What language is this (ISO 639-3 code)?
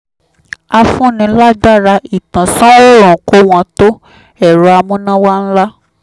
yor